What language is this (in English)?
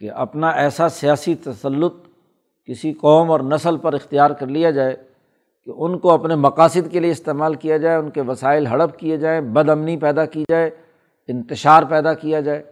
Urdu